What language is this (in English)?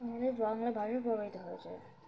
Bangla